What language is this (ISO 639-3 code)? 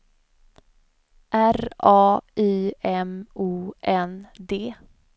swe